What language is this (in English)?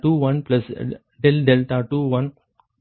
Tamil